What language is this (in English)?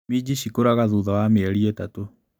Kikuyu